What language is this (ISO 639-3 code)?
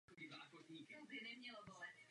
ces